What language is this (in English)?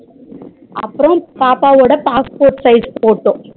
Tamil